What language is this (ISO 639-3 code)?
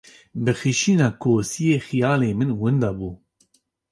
kur